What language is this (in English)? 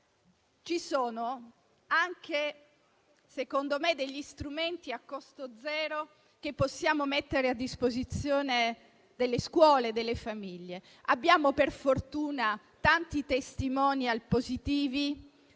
Italian